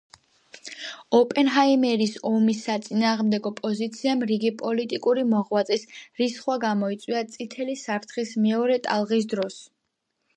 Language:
Georgian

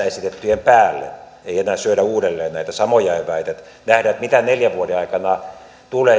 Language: Finnish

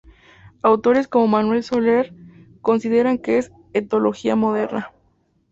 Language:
Spanish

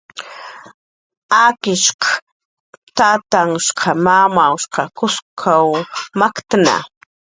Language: Jaqaru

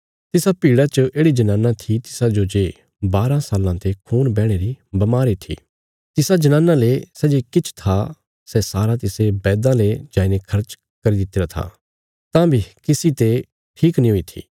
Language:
Bilaspuri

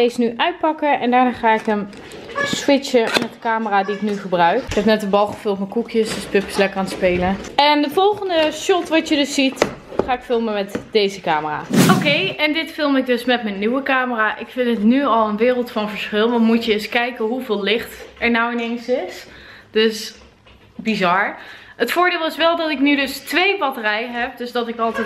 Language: Dutch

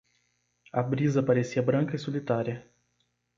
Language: Portuguese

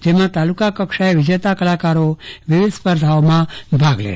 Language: Gujarati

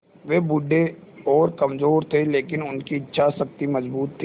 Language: Hindi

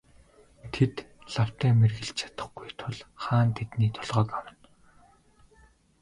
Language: Mongolian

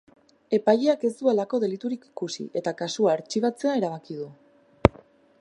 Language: Basque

